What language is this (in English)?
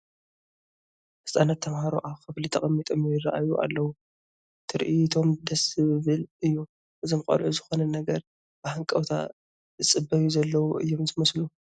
Tigrinya